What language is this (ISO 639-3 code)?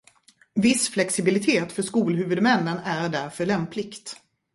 swe